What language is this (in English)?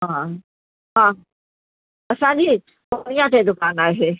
Sindhi